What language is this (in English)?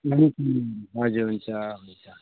Nepali